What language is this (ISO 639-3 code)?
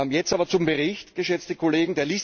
deu